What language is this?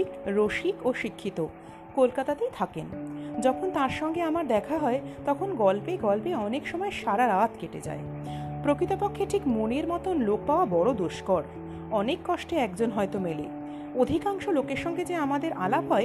Bangla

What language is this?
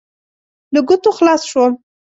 Pashto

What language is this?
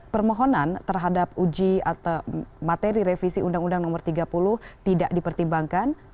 Indonesian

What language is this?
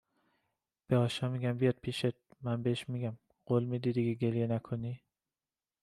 Persian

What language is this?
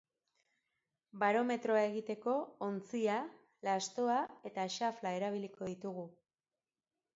Basque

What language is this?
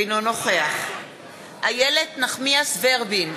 Hebrew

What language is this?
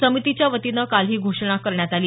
Marathi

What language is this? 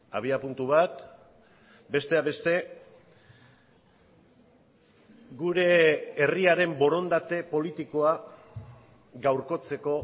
Basque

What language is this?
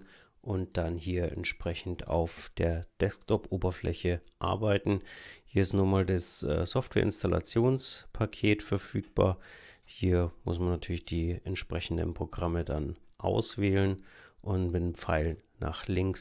German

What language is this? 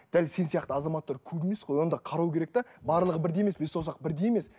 Kazakh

